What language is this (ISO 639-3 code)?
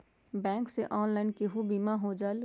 mag